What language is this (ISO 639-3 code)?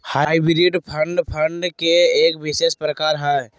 mag